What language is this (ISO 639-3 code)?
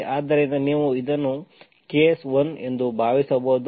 kan